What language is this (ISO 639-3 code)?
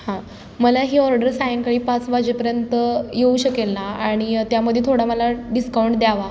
mar